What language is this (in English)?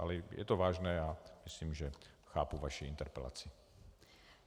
Czech